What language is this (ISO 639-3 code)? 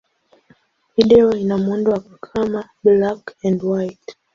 swa